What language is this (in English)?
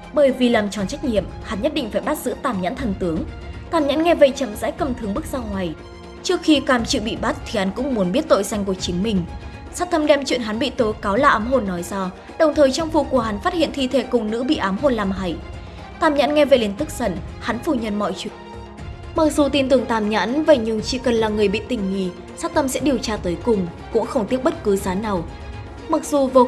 Vietnamese